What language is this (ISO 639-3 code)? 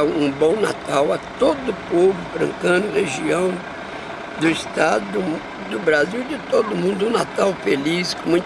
por